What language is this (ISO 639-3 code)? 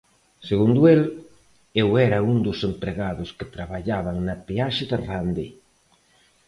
glg